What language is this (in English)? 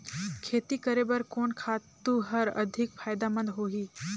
Chhattisgarhi